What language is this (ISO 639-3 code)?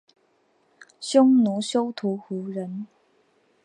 zho